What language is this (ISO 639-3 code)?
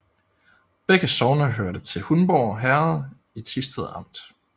dan